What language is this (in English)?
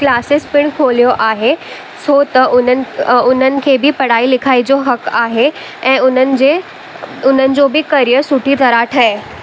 Sindhi